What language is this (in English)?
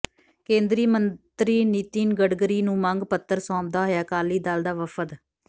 Punjabi